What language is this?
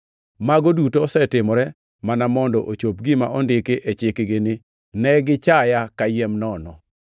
Luo (Kenya and Tanzania)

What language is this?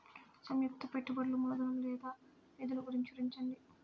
Telugu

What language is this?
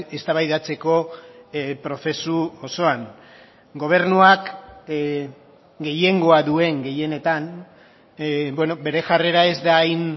Basque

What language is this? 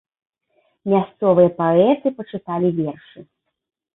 Belarusian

